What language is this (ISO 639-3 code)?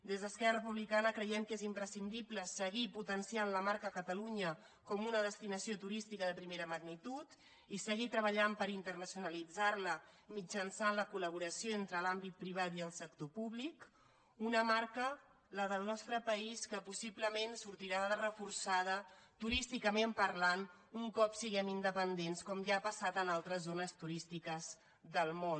cat